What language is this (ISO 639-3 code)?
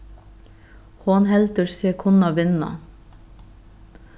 fao